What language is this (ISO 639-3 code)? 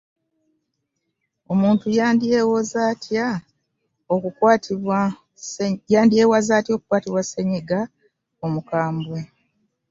lug